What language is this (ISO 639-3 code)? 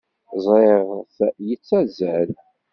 kab